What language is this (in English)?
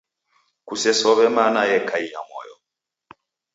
Taita